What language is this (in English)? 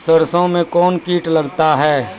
Maithili